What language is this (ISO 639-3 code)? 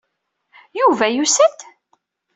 kab